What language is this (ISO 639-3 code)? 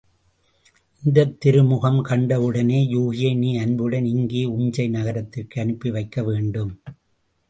tam